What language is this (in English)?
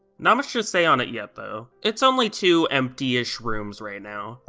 English